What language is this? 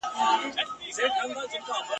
Pashto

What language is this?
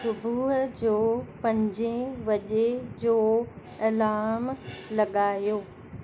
Sindhi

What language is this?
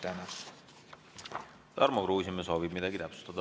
Estonian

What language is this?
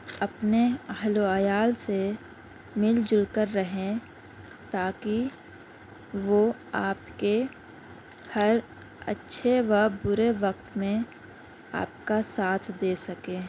Urdu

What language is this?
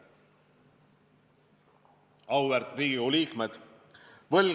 Estonian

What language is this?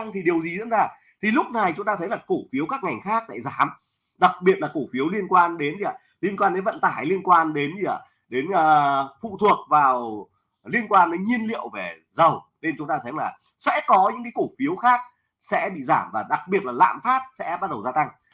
Vietnamese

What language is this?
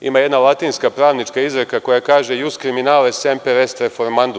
Serbian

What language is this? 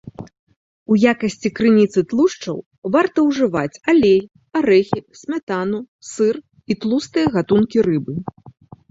Belarusian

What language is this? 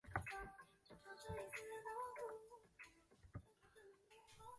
Chinese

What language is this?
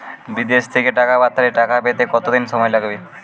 Bangla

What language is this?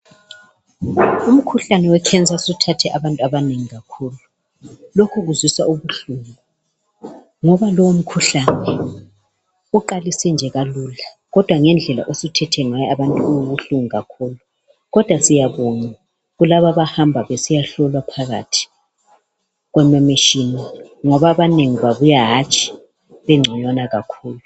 North Ndebele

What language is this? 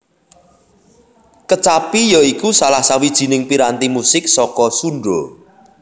Javanese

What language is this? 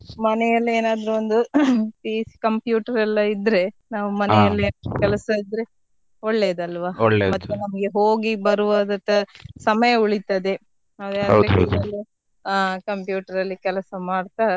Kannada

